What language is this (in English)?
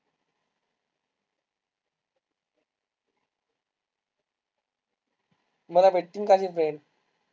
Marathi